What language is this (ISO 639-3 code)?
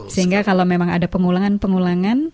ind